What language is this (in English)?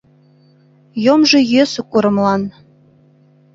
Mari